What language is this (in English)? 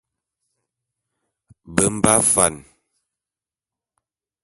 Bulu